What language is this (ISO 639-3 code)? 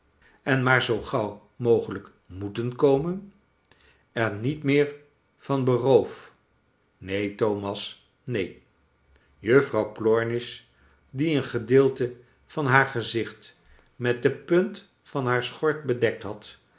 nld